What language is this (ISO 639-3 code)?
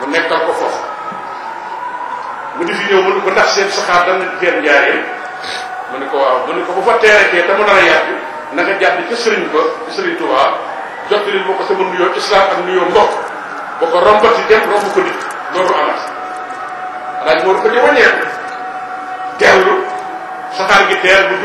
ara